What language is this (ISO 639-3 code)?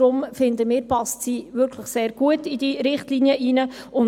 gsw